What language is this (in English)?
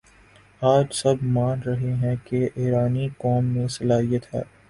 Urdu